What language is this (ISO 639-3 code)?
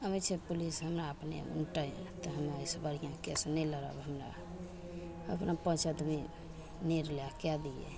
mai